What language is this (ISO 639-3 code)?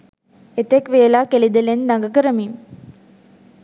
sin